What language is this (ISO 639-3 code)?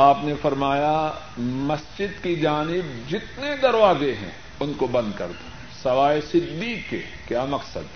urd